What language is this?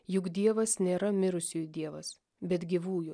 Lithuanian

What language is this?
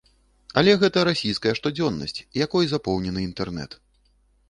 Belarusian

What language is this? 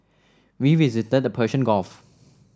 English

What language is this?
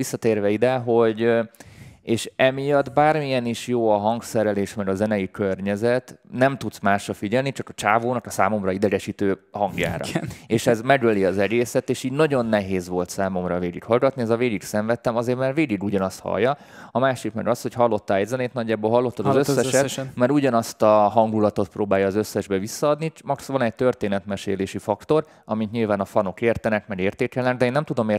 Hungarian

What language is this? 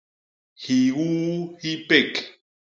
Basaa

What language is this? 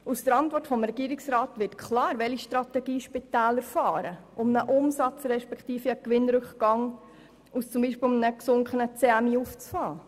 Swiss German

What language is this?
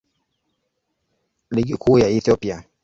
Swahili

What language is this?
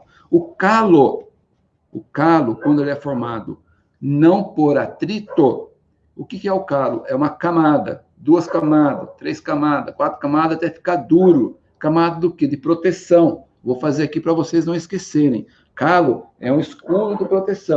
Portuguese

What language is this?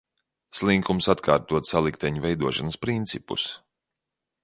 Latvian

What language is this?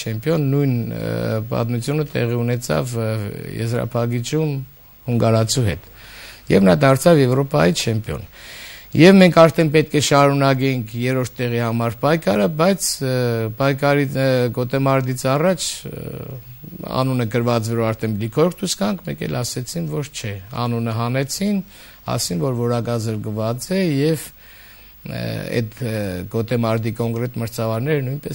Romanian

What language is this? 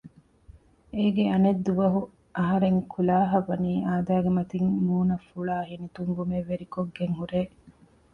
Divehi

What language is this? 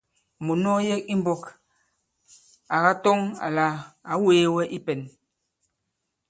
Bankon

